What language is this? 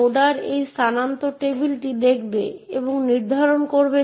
Bangla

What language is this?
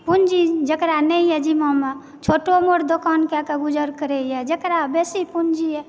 Maithili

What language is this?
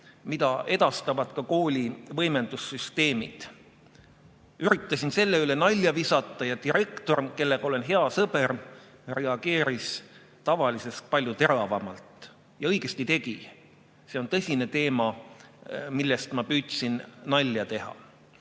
Estonian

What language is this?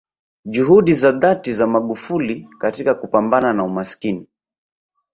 Swahili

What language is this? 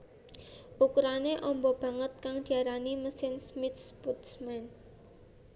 Javanese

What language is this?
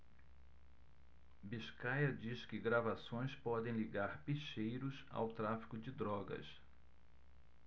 Portuguese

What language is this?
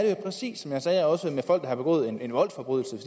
Danish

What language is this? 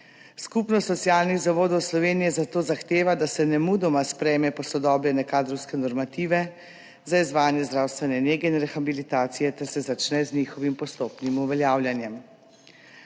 Slovenian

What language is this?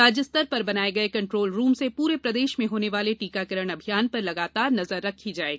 Hindi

